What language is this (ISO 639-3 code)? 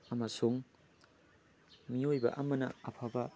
mni